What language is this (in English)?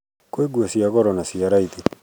Kikuyu